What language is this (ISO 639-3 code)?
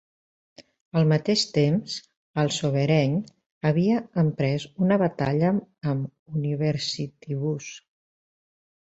cat